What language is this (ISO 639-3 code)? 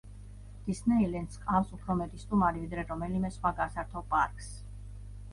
kat